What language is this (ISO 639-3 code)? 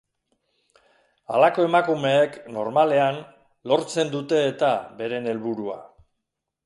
eus